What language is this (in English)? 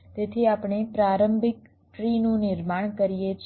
Gujarati